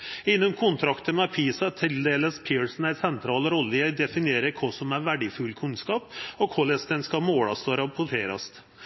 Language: Norwegian Nynorsk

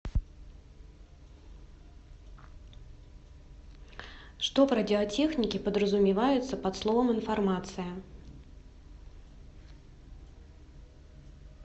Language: Russian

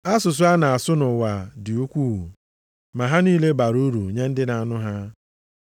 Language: Igbo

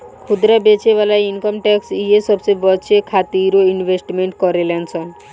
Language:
Bhojpuri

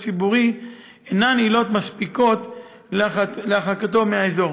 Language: Hebrew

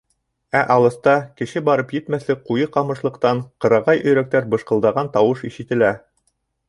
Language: Bashkir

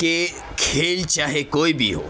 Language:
Urdu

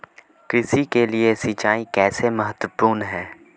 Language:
Hindi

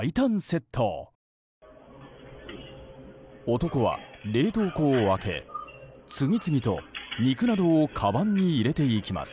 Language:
Japanese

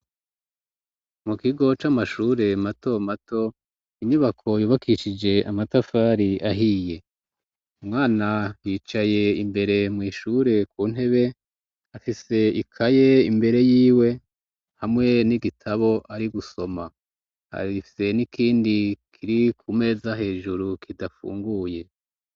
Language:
Rundi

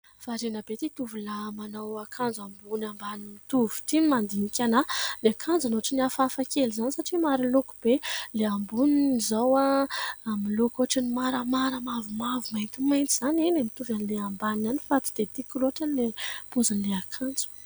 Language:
Malagasy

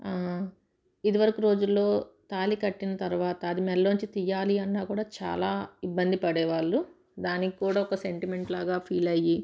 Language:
Telugu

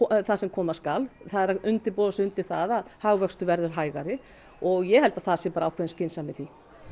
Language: Icelandic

